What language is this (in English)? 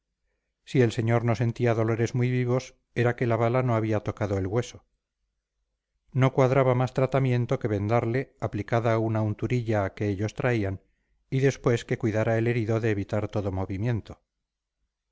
Spanish